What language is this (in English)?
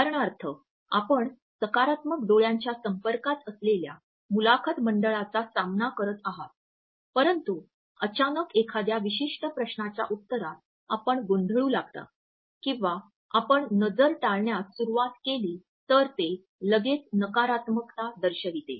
Marathi